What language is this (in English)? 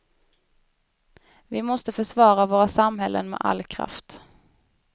Swedish